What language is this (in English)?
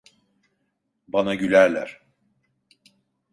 Turkish